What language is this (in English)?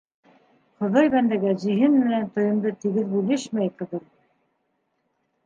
Bashkir